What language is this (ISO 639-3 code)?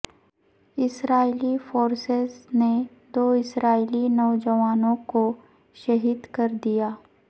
urd